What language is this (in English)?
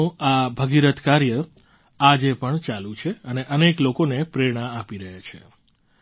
Gujarati